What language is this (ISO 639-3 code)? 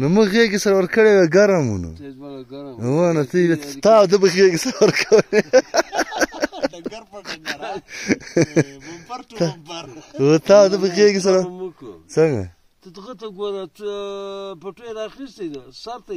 ara